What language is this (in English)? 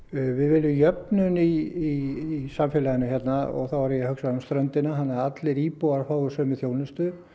Icelandic